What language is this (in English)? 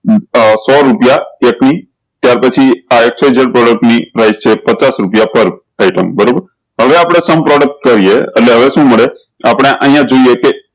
Gujarati